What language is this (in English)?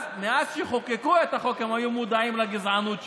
Hebrew